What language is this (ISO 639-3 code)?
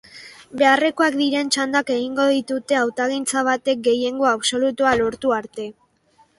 eus